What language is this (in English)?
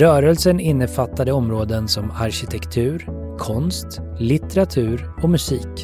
Swedish